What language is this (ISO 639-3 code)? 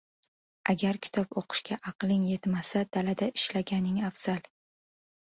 uzb